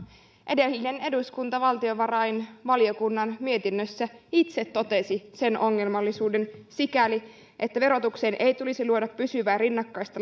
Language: Finnish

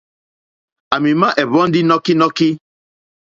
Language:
Mokpwe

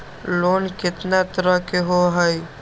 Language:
Magahi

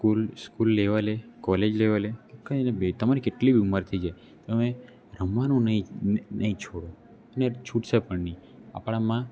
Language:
Gujarati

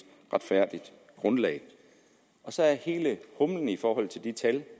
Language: Danish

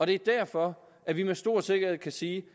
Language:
Danish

